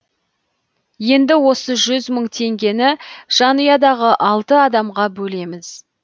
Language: Kazakh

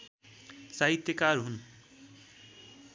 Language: Nepali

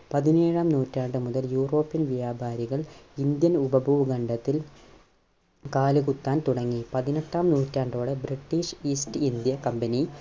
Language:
Malayalam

